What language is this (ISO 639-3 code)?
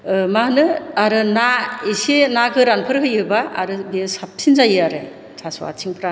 brx